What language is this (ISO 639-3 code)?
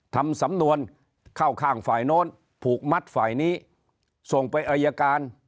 tha